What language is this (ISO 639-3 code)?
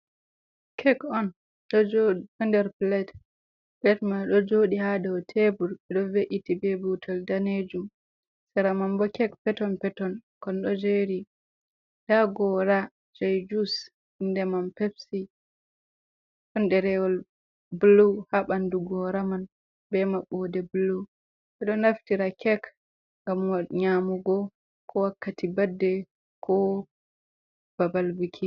ful